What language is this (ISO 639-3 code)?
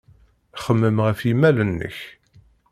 kab